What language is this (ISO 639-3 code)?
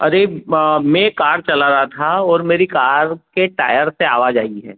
hin